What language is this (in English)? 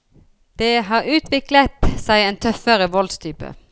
Norwegian